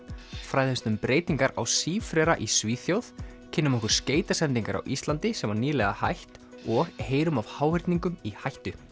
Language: Icelandic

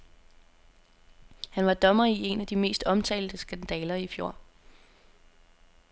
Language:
Danish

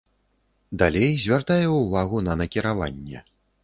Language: Belarusian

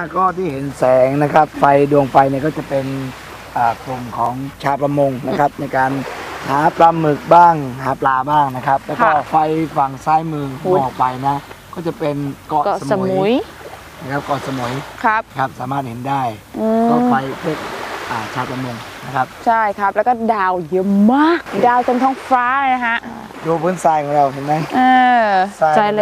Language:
Thai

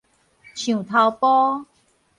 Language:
Min Nan Chinese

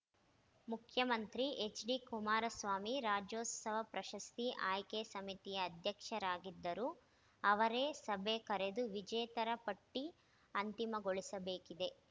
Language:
Kannada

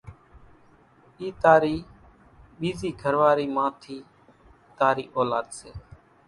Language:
Kachi Koli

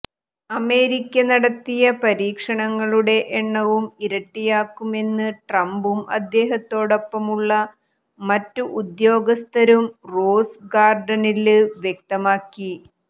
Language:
Malayalam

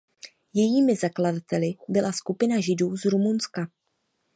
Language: Czech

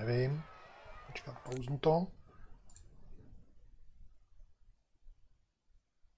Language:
Czech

